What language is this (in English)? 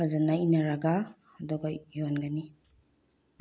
Manipuri